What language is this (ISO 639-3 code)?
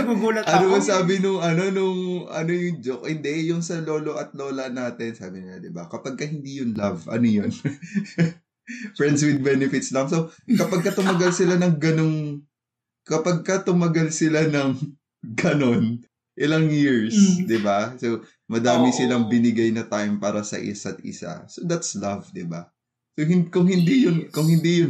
fil